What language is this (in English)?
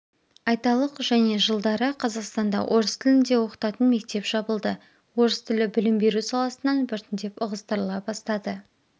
Kazakh